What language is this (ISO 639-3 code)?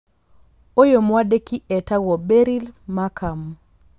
kik